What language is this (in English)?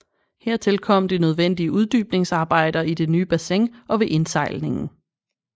Danish